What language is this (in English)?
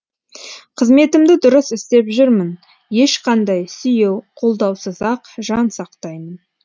Kazakh